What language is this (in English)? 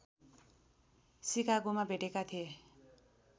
Nepali